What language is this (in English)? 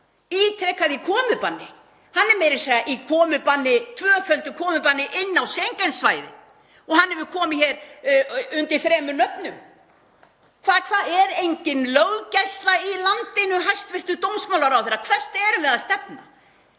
Icelandic